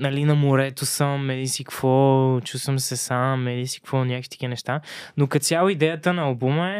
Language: Bulgarian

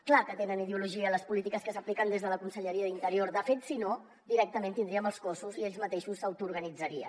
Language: Catalan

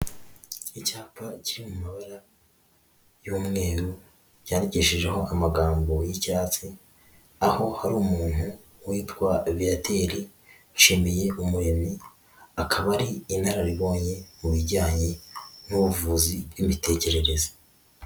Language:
Kinyarwanda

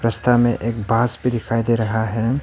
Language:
Hindi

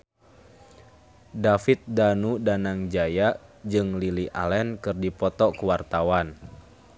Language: Sundanese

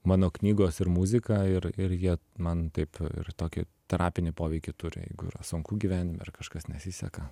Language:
Lithuanian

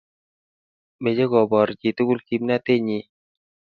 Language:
Kalenjin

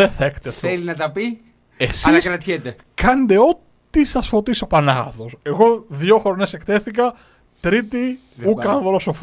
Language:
Greek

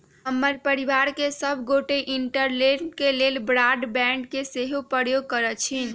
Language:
Magahi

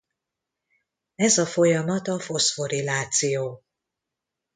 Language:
Hungarian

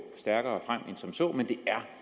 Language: Danish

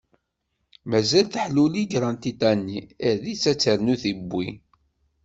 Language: Kabyle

